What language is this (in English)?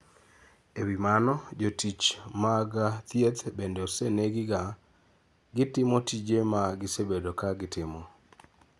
Luo (Kenya and Tanzania)